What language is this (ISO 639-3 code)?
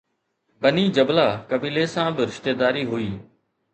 snd